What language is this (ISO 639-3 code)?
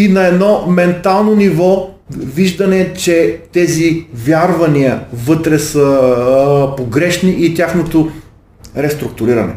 bul